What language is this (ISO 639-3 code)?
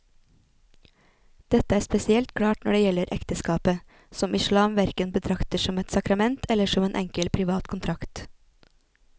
nor